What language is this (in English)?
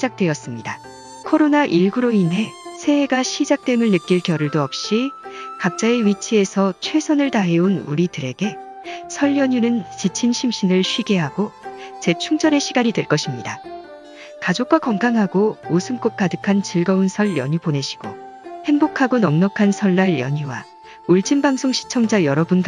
Korean